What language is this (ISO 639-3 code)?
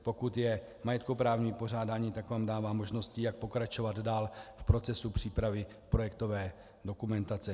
ces